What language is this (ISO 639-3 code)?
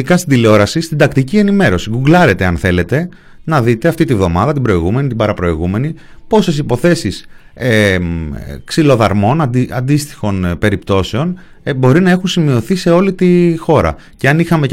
ell